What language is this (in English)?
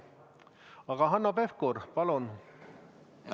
Estonian